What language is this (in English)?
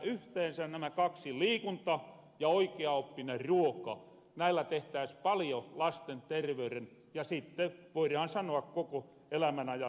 Finnish